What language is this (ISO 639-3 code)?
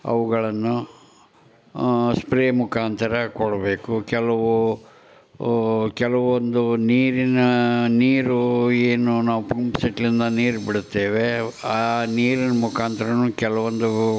kan